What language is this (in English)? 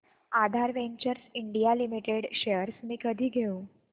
Marathi